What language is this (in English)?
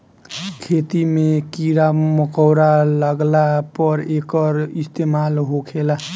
Bhojpuri